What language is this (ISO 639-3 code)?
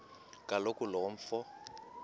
xho